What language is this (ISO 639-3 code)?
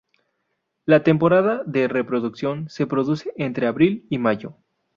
spa